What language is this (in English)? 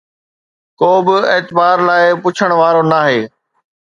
Sindhi